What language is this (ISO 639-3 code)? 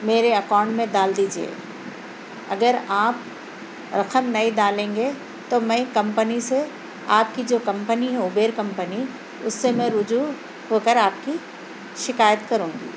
urd